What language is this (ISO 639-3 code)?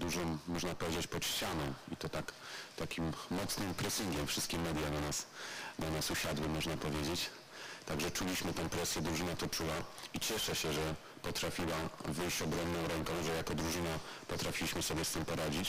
pol